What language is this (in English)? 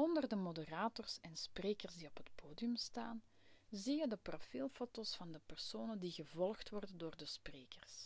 Dutch